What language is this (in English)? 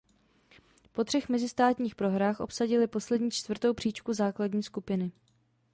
Czech